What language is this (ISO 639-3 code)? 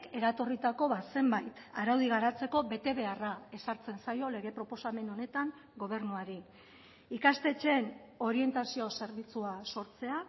eus